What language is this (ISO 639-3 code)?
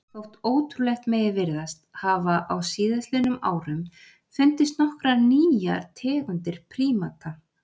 isl